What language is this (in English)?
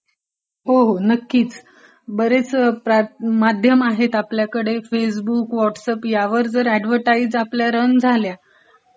Marathi